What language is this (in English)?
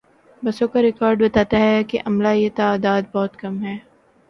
Urdu